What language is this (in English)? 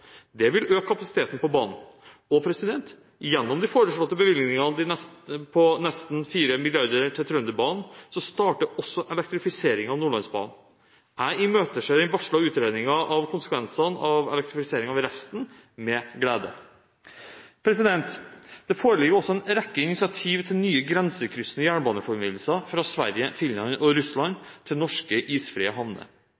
Norwegian Bokmål